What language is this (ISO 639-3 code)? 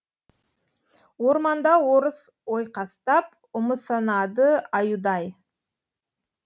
kaz